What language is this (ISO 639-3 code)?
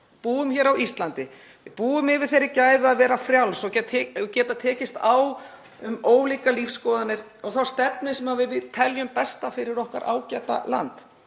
isl